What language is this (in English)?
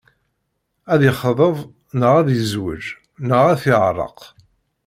Kabyle